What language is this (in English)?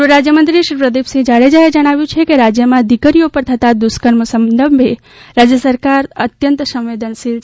Gujarati